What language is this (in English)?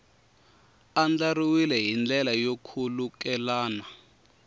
Tsonga